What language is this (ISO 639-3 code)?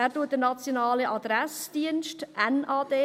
gsw